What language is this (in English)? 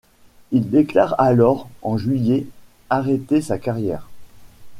French